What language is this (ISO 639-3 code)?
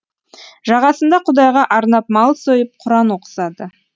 kaz